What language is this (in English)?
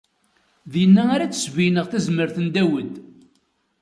Kabyle